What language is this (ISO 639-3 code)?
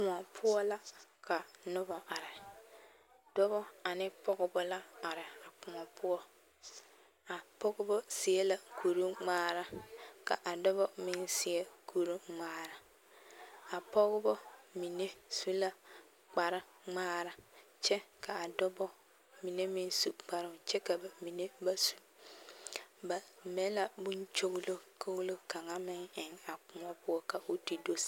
dga